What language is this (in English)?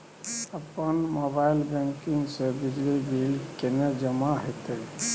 Maithili